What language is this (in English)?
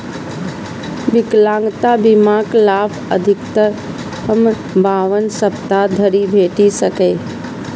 Maithili